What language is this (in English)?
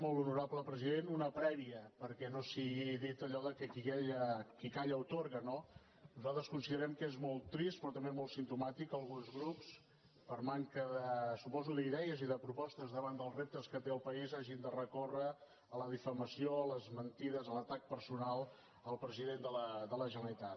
Catalan